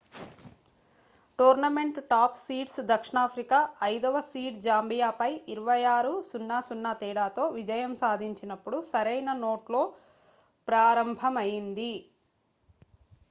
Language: Telugu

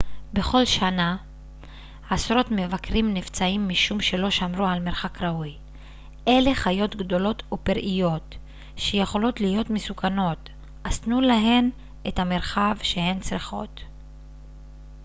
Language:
Hebrew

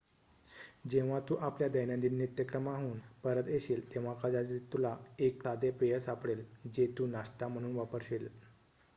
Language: Marathi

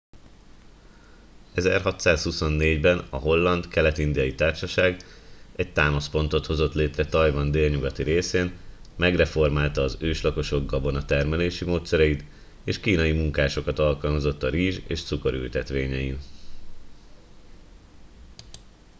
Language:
Hungarian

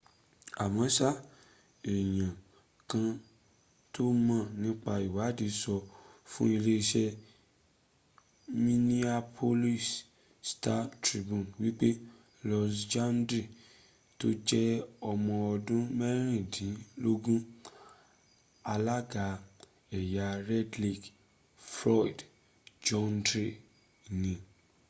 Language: Yoruba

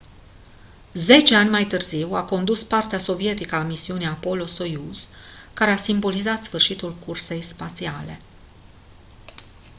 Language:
Romanian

